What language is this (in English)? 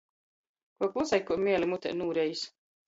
Latgalian